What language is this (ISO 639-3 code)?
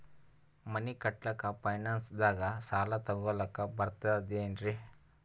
kan